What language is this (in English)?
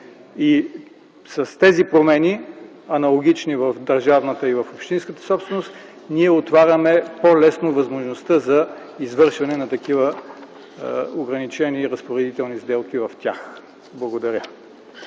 Bulgarian